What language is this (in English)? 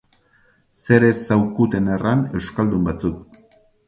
Basque